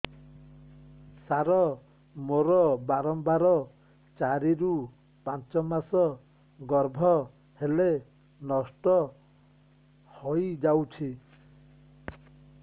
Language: Odia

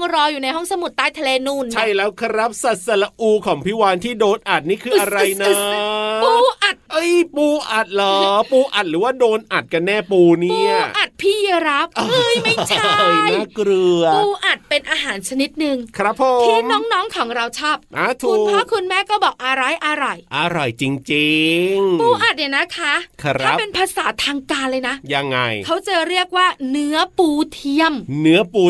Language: Thai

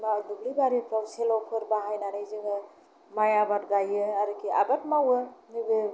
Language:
Bodo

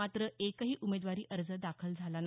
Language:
Marathi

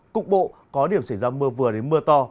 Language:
Vietnamese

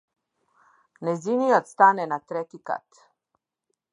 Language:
Macedonian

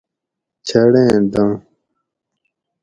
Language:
Gawri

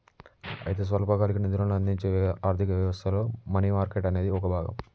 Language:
Telugu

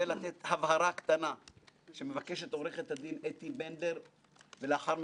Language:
Hebrew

